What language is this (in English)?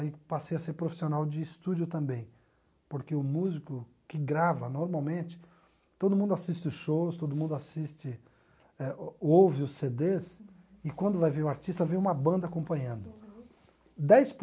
Portuguese